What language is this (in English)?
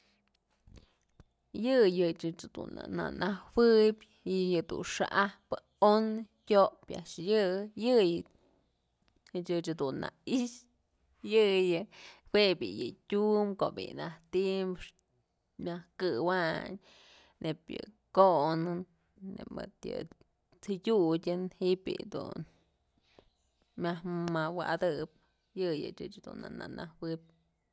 Mazatlán Mixe